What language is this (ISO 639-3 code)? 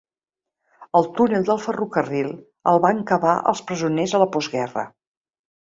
cat